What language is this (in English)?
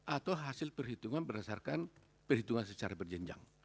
Indonesian